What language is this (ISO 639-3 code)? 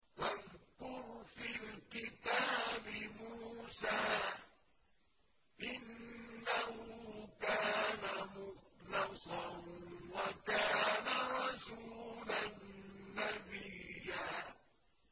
ara